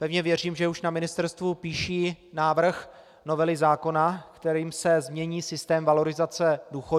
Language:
Czech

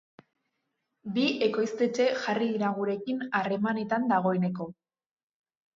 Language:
Basque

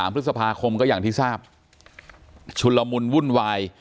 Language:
Thai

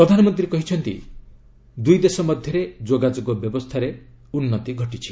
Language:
Odia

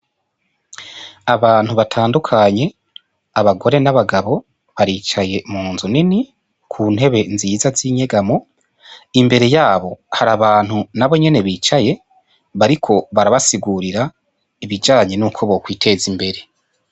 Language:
Rundi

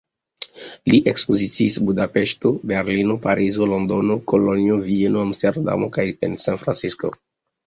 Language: Esperanto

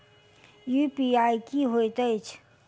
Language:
Maithili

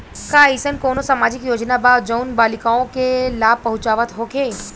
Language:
Bhojpuri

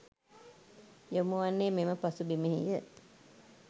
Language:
Sinhala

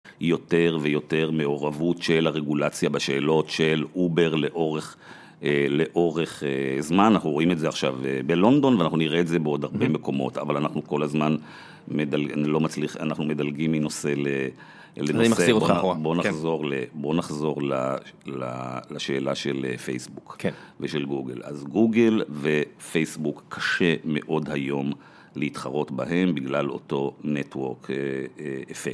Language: Hebrew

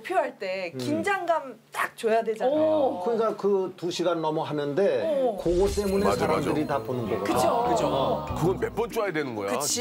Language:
Korean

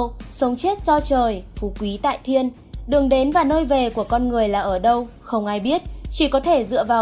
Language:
Vietnamese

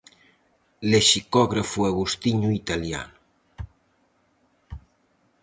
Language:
Galician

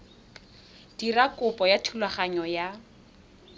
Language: Tswana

